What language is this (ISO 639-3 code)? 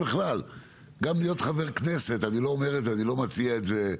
heb